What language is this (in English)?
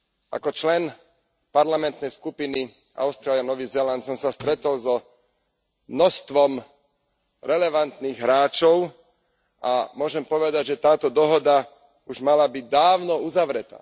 Slovak